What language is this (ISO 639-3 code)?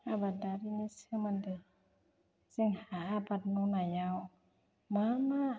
brx